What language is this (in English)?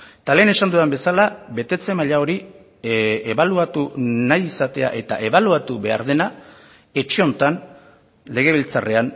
Basque